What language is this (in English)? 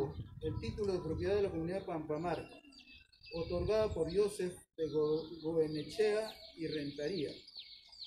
Spanish